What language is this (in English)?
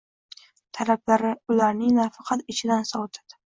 Uzbek